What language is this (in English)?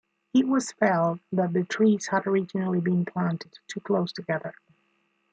English